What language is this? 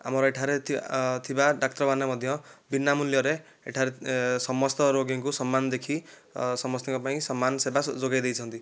Odia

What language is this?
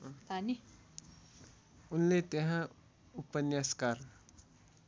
Nepali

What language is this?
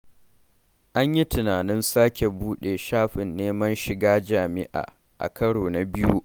Hausa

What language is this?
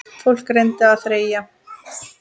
Icelandic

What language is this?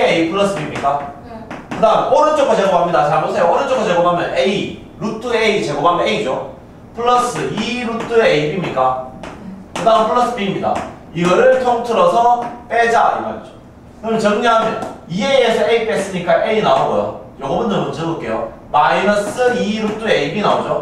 Korean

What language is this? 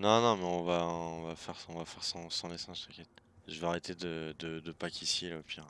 French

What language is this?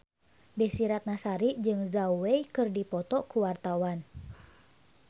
Sundanese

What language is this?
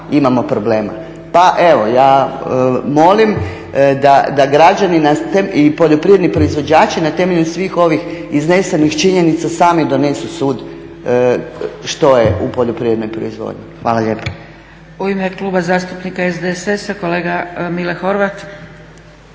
Croatian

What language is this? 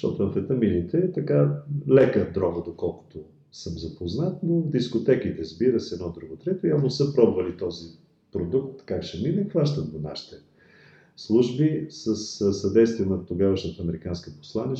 Bulgarian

